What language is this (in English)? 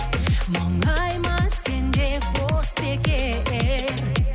Kazakh